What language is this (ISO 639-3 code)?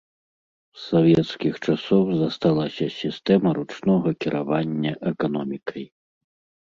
bel